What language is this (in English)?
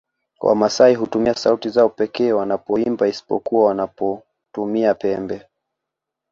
Swahili